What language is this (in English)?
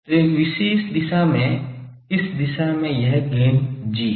Hindi